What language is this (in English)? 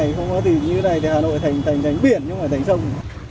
Vietnamese